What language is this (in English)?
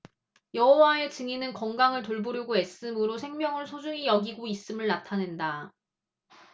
Korean